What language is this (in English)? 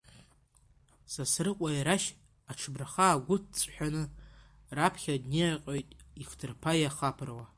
Abkhazian